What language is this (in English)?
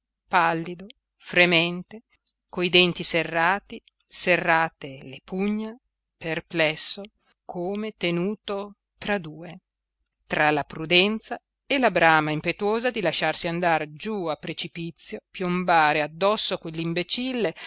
Italian